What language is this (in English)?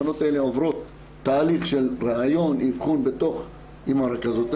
Hebrew